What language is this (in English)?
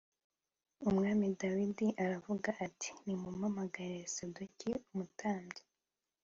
Kinyarwanda